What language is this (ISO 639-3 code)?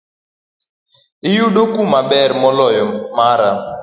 luo